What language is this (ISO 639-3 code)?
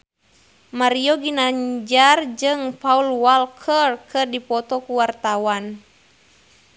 sun